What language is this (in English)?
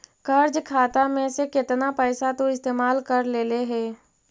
Magahi